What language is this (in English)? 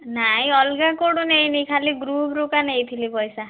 Odia